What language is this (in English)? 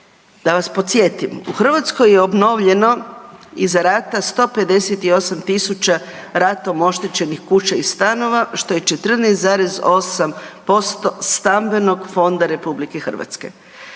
Croatian